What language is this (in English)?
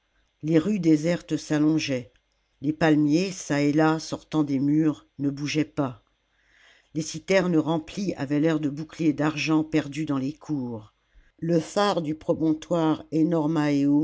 French